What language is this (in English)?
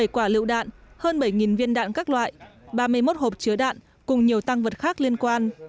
Vietnamese